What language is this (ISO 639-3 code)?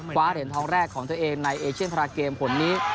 tha